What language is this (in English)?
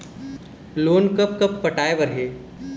Chhattisgarhi